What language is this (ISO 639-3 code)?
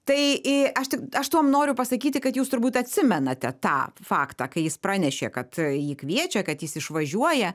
lit